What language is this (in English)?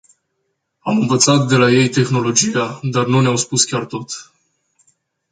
Romanian